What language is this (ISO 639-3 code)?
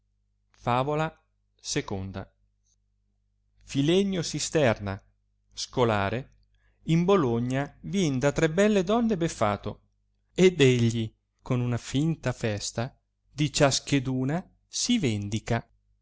ita